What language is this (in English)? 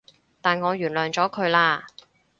Cantonese